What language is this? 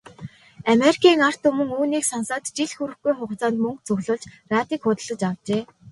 Mongolian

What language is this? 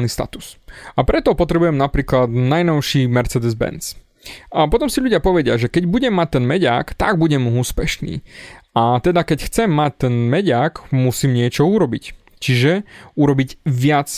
Slovak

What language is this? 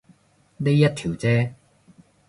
Cantonese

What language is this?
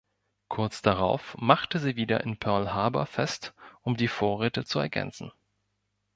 German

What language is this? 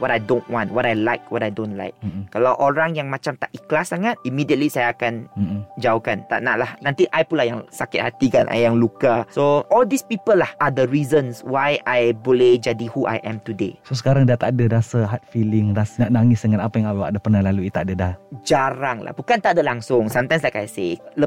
Malay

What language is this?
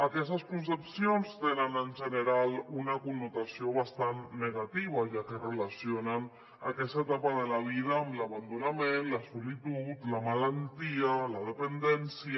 Catalan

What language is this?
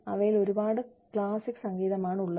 Malayalam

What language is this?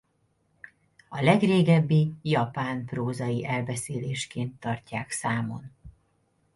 Hungarian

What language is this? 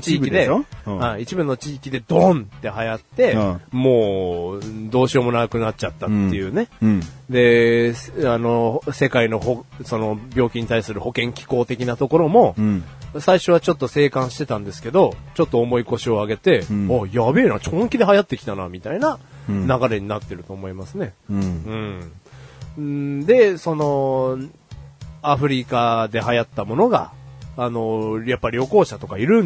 Japanese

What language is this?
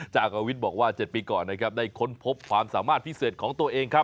Thai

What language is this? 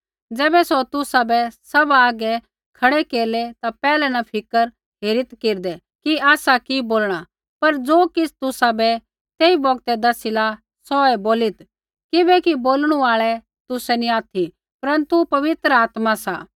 Kullu Pahari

